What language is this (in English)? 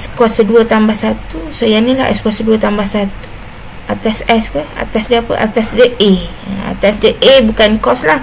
Malay